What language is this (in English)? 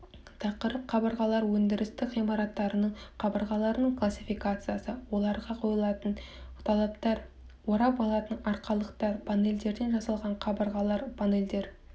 Kazakh